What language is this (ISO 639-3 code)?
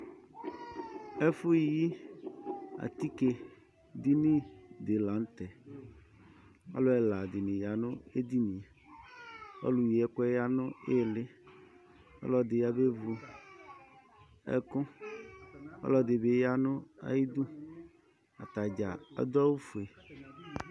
kpo